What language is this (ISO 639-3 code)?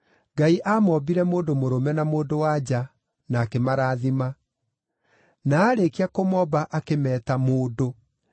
kik